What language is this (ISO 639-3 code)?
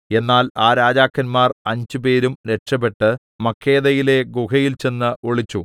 mal